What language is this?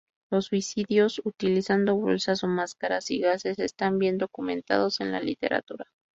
Spanish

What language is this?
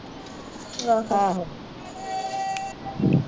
Punjabi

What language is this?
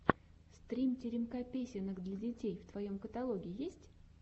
Russian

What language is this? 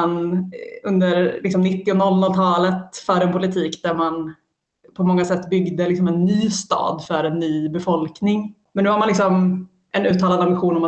Swedish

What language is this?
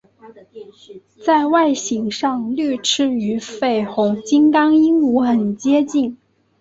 Chinese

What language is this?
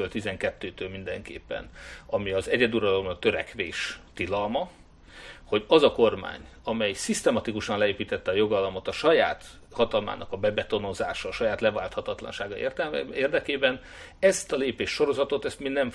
Hungarian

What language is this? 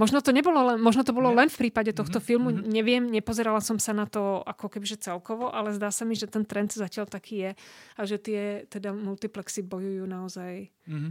Slovak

